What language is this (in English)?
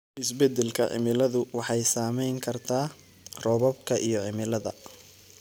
Somali